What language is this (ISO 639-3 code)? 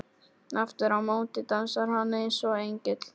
isl